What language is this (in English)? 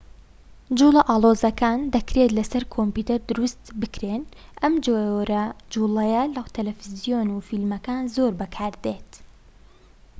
Central Kurdish